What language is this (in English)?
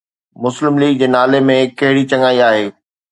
Sindhi